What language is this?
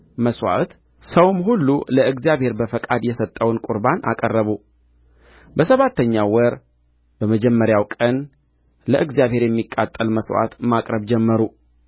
Amharic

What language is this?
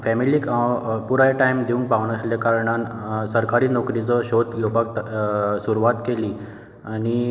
Konkani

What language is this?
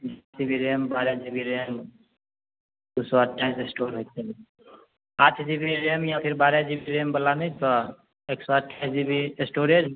Maithili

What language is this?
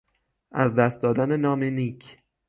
Persian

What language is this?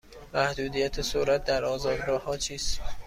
Persian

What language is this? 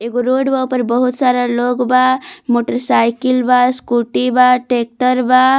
Bhojpuri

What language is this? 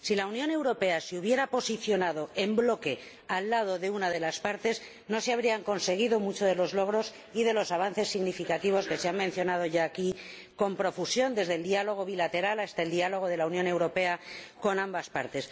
Spanish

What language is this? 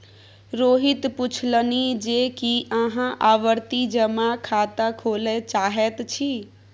Maithili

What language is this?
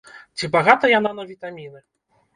Belarusian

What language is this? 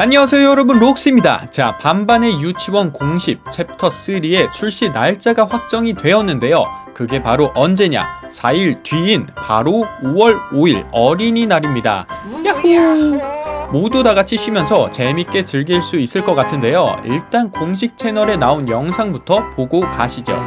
Korean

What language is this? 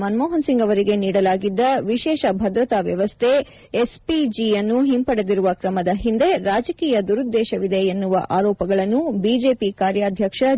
Kannada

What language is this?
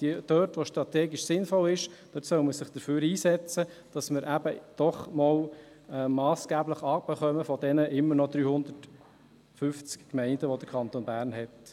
Swiss German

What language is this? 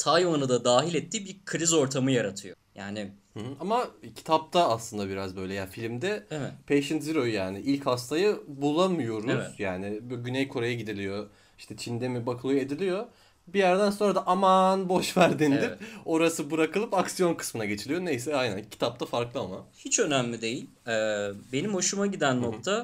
Turkish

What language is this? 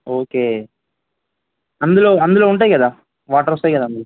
Telugu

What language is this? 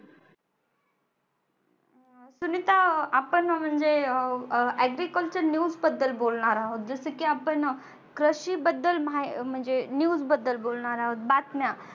Marathi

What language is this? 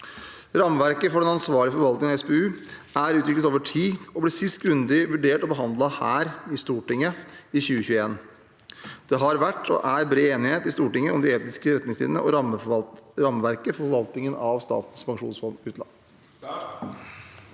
Norwegian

